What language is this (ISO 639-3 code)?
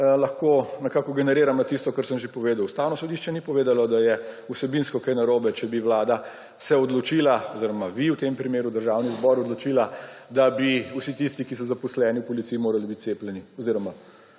slv